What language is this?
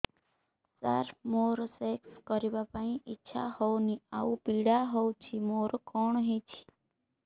Odia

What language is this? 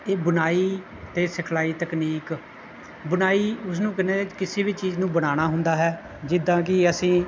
Punjabi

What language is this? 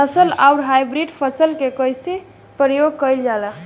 Bhojpuri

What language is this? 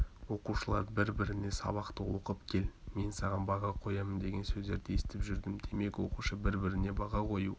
Kazakh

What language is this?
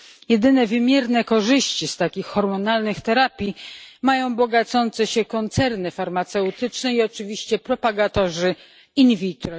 Polish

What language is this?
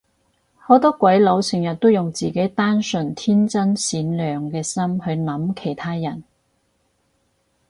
Cantonese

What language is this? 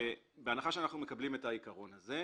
Hebrew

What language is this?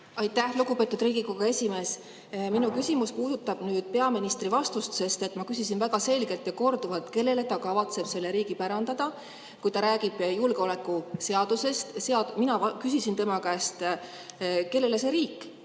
Estonian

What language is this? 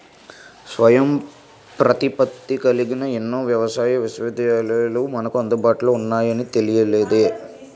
Telugu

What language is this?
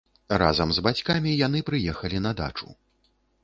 Belarusian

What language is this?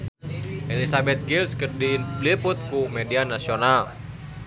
Sundanese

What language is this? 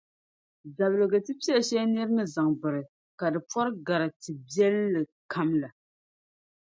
Dagbani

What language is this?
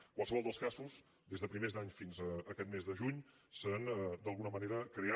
Catalan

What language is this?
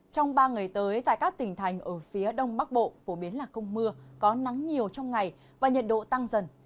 Vietnamese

